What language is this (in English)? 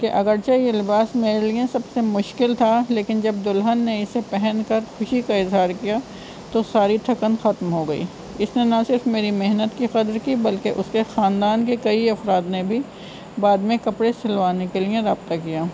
Urdu